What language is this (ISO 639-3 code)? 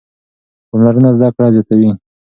pus